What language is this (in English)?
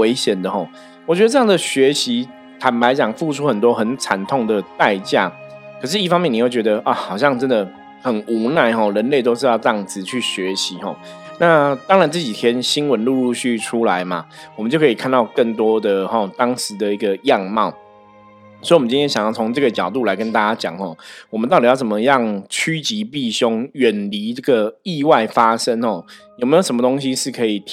Chinese